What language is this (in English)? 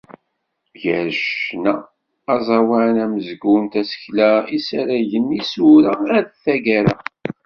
Kabyle